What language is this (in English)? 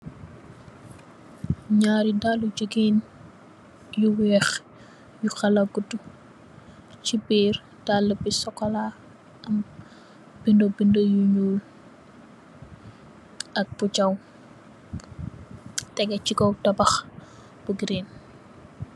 Wolof